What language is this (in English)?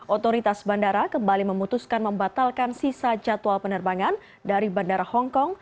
Indonesian